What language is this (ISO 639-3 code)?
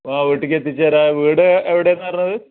mal